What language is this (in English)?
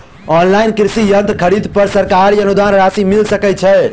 Maithili